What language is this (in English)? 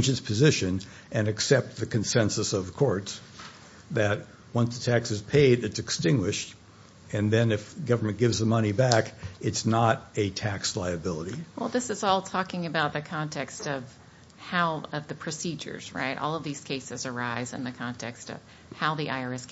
English